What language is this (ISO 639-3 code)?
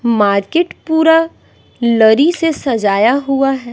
hin